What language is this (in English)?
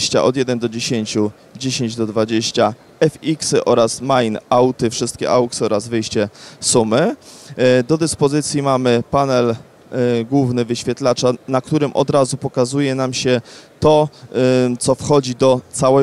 Polish